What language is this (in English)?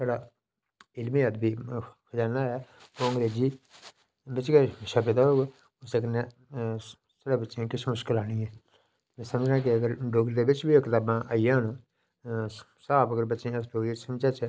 Dogri